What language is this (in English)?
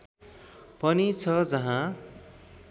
Nepali